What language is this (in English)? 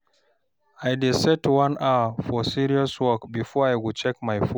Nigerian Pidgin